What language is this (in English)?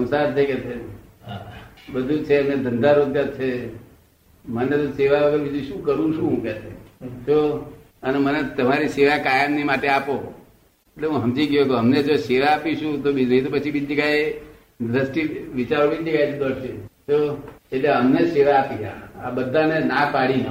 Gujarati